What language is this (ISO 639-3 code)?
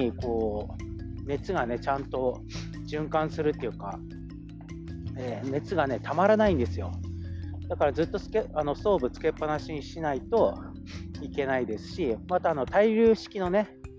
jpn